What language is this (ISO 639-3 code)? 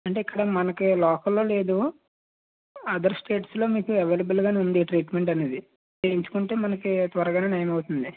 tel